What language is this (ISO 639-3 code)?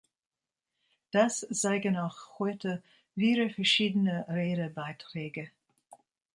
deu